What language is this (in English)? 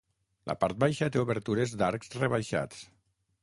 Catalan